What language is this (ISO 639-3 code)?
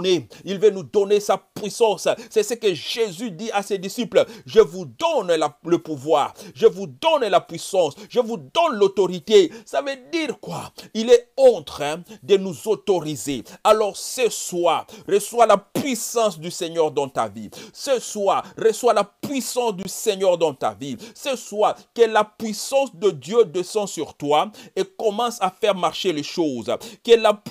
fra